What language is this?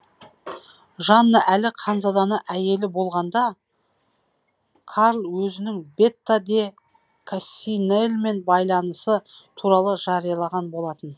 Kazakh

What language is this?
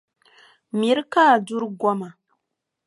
Dagbani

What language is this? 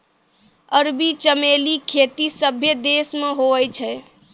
Maithili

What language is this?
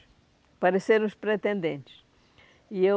Portuguese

